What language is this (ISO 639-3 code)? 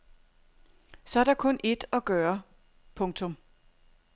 dan